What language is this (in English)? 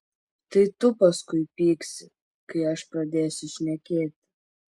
Lithuanian